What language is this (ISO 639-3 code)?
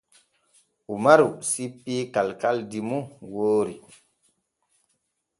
fue